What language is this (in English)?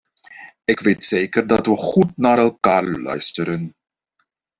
Dutch